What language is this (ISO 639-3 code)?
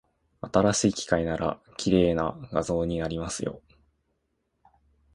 jpn